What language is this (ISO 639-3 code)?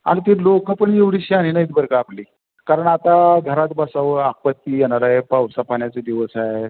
mar